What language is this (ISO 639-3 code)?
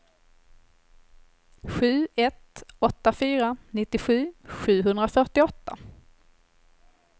swe